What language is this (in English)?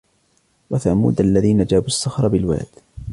Arabic